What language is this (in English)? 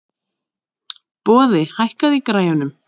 Icelandic